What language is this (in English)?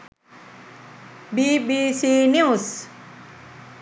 Sinhala